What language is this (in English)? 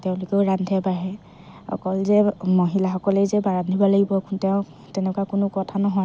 Assamese